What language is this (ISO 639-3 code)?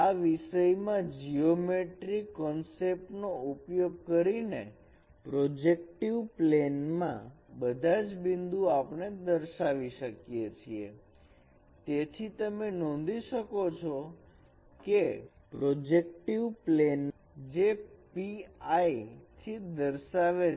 guj